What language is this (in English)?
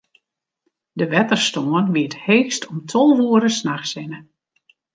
Western Frisian